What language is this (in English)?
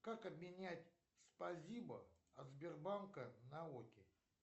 Russian